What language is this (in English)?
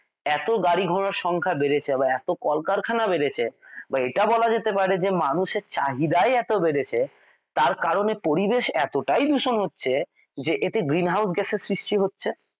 Bangla